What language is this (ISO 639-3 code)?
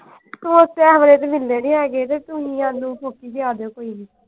pan